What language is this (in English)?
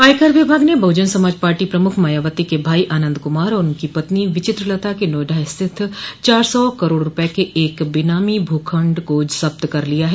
Hindi